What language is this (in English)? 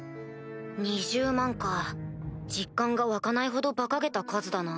Japanese